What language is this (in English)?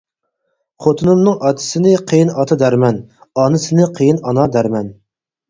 Uyghur